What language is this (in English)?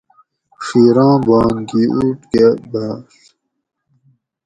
Gawri